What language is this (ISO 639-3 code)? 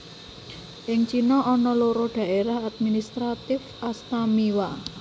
jav